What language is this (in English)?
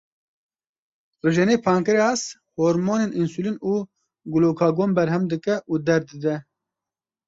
Kurdish